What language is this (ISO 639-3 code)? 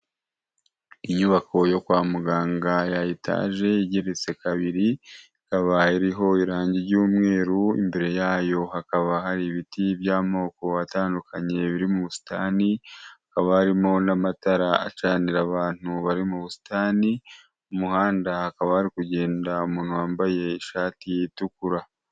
kin